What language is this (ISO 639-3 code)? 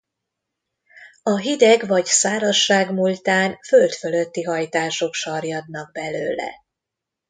hun